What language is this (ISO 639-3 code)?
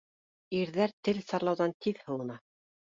bak